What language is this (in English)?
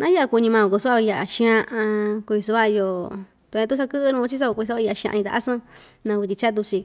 Ixtayutla Mixtec